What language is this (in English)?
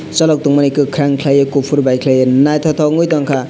Kok Borok